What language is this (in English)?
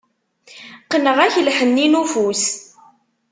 Kabyle